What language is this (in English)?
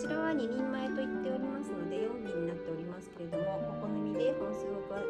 Japanese